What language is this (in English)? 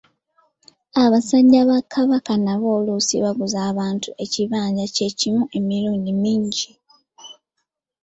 Ganda